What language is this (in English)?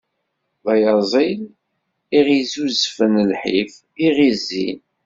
Kabyle